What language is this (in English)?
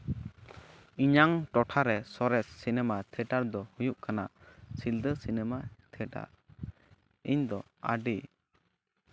Santali